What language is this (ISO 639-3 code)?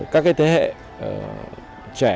vie